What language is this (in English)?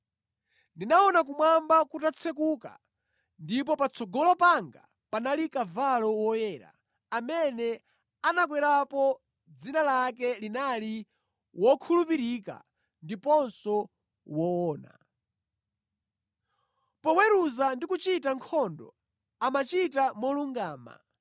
Nyanja